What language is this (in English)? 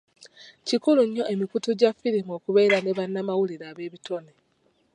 Ganda